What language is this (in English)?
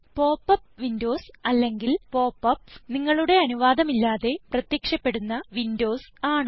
Malayalam